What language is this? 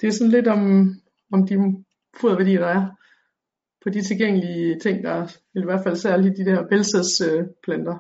Danish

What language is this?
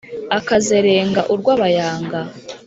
Kinyarwanda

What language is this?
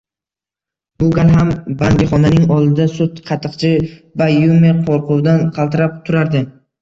Uzbek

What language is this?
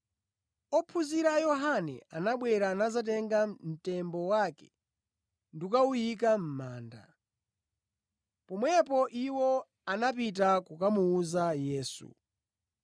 Nyanja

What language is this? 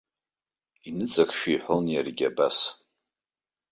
Abkhazian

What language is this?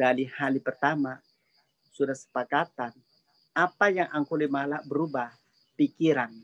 Indonesian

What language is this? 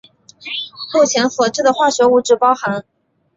Chinese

